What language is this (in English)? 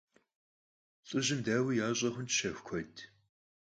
Kabardian